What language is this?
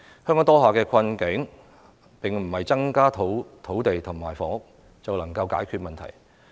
Cantonese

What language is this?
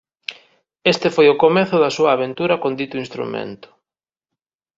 Galician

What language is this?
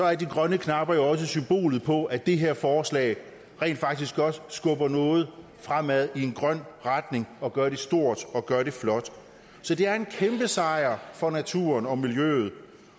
Danish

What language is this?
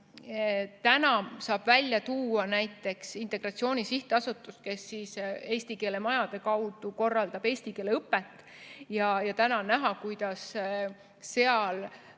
Estonian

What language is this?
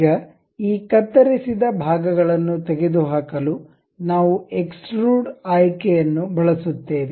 Kannada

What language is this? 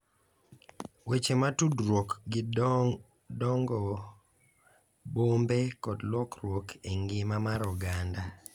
Luo (Kenya and Tanzania)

